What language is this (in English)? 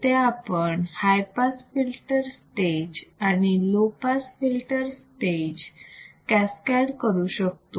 Marathi